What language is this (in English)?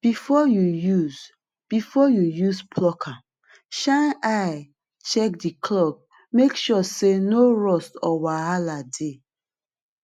Nigerian Pidgin